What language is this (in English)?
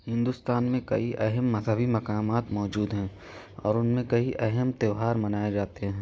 Urdu